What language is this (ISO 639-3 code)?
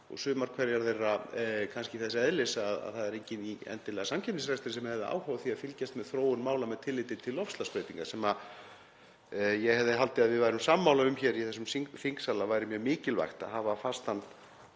isl